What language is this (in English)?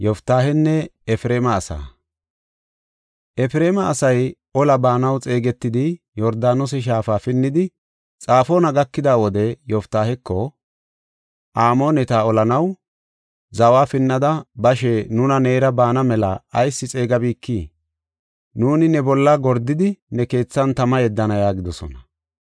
Gofa